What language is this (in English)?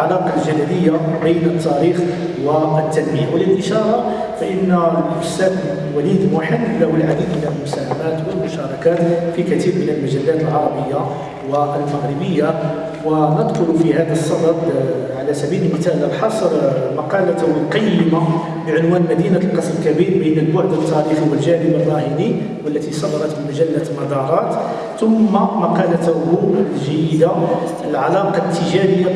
Arabic